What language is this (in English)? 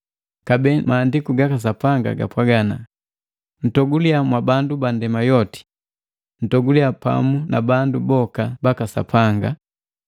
Matengo